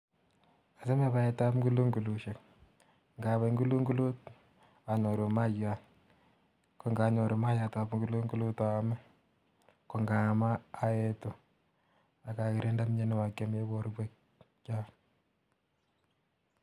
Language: Kalenjin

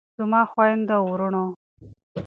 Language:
Pashto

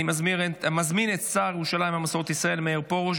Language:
Hebrew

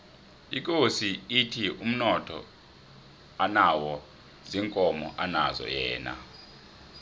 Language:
South Ndebele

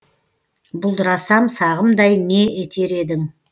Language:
Kazakh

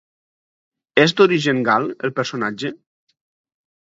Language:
Catalan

